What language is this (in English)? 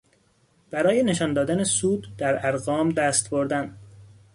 Persian